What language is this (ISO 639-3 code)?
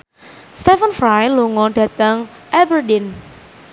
jav